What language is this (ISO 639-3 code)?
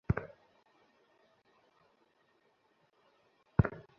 ben